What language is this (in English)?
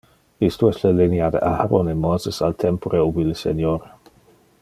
Interlingua